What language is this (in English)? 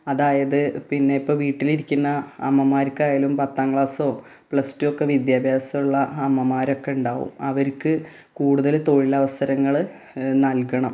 Malayalam